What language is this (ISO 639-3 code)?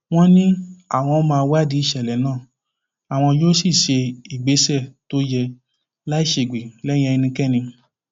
yor